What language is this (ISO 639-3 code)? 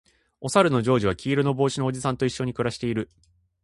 jpn